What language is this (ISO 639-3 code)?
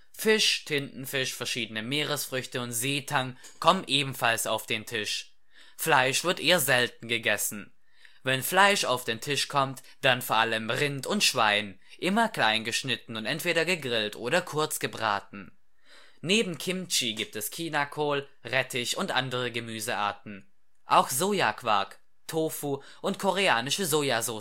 deu